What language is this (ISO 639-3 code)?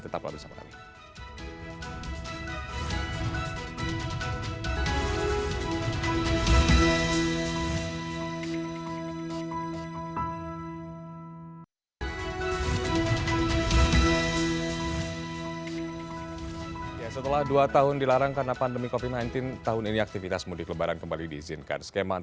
ind